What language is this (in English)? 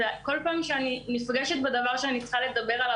Hebrew